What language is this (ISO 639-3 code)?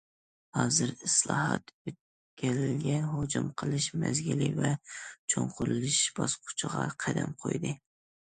uig